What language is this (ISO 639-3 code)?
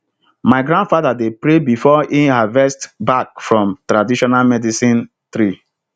pcm